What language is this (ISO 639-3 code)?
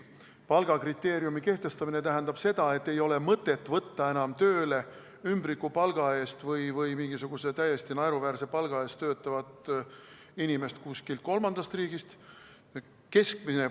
est